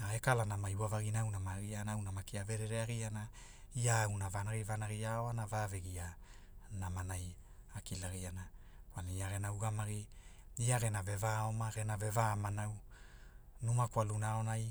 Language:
Hula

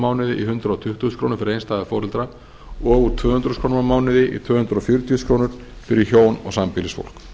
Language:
Icelandic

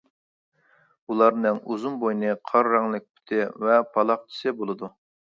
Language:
Uyghur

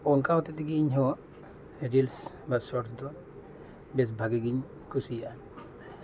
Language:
Santali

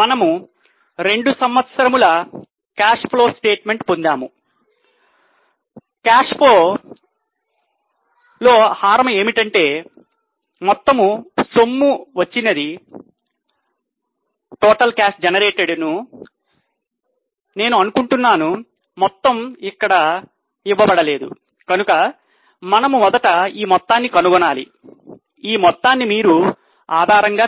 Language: Telugu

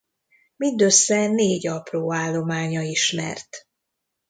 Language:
Hungarian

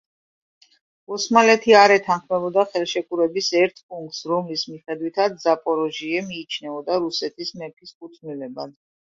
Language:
Georgian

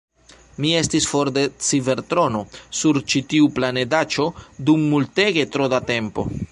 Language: Esperanto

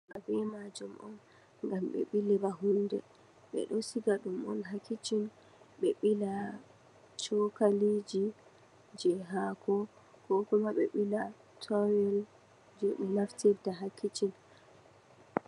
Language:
Fula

